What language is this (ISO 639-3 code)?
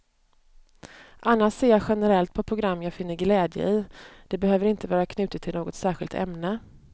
swe